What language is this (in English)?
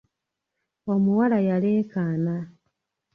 Ganda